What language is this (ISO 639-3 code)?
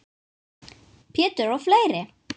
isl